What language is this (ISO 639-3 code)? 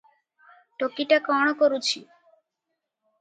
ori